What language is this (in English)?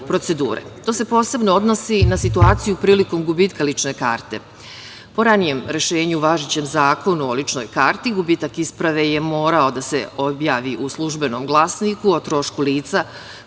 Serbian